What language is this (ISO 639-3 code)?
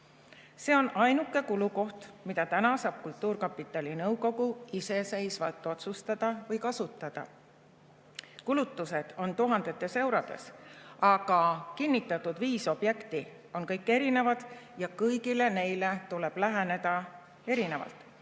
est